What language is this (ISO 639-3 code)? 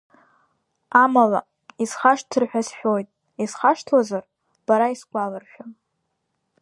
abk